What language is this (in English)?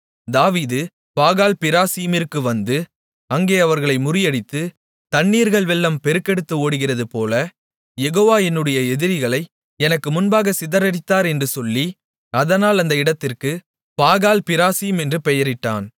Tamil